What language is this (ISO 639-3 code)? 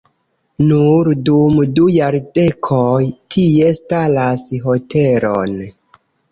epo